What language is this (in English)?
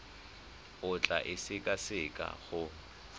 Tswana